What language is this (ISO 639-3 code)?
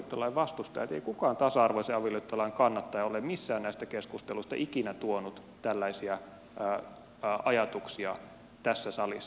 fin